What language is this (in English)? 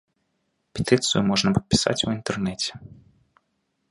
Belarusian